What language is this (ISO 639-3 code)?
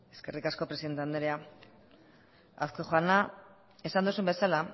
eus